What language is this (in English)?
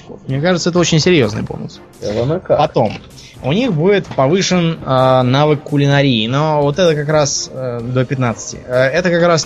Russian